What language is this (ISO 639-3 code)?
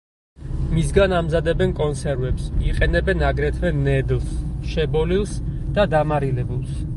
kat